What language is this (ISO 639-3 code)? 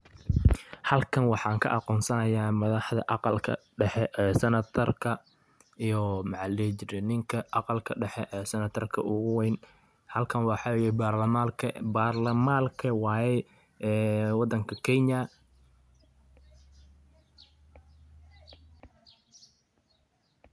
som